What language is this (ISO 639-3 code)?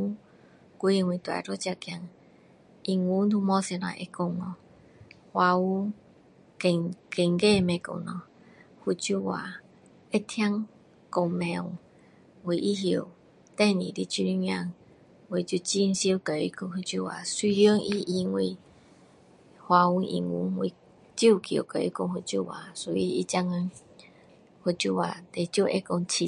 cdo